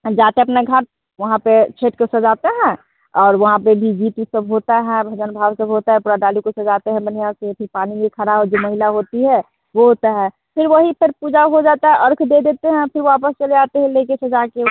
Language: Hindi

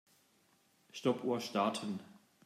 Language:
German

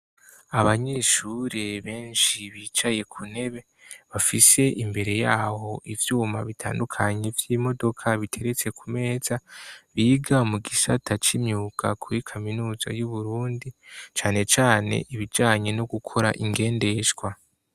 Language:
Rundi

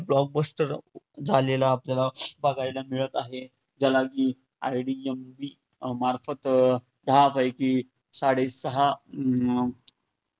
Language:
Marathi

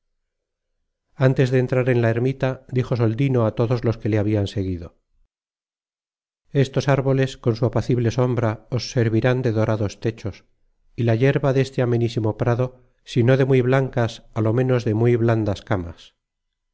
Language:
Spanish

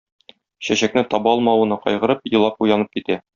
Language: Tatar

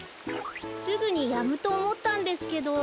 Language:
Japanese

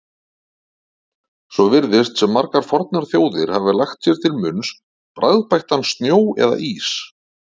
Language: Icelandic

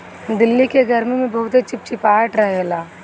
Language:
Bhojpuri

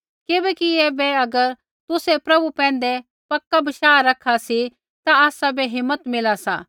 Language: Kullu Pahari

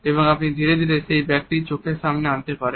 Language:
Bangla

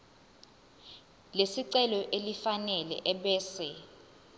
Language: Zulu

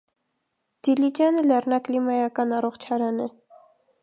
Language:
Armenian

